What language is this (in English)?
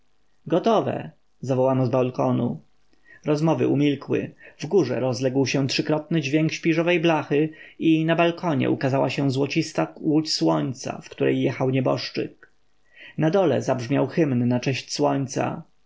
Polish